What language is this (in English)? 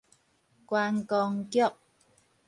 Min Nan Chinese